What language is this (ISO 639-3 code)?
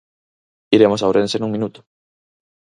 glg